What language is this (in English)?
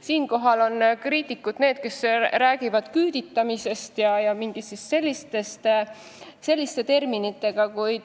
Estonian